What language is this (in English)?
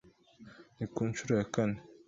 Kinyarwanda